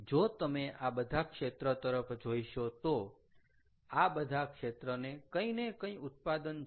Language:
Gujarati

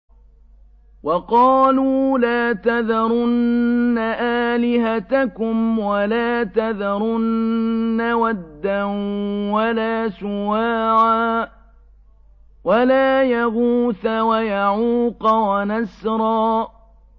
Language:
Arabic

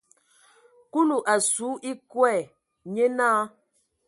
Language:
Ewondo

